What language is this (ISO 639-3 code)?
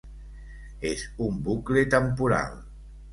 cat